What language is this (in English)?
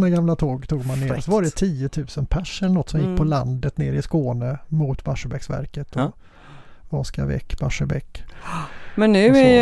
Swedish